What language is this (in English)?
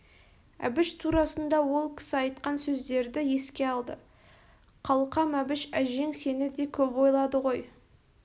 Kazakh